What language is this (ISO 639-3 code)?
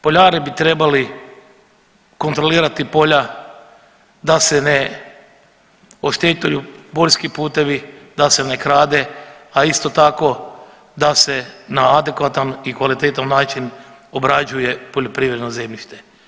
hrv